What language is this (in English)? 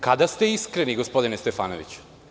Serbian